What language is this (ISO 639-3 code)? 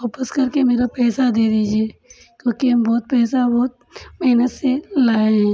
hin